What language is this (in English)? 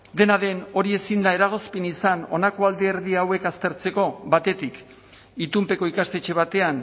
Basque